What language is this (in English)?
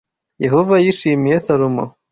Kinyarwanda